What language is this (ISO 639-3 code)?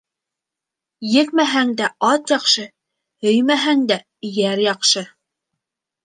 bak